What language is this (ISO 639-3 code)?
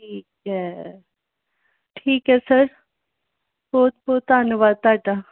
pan